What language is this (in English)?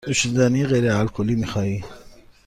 Persian